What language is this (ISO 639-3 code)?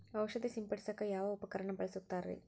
kan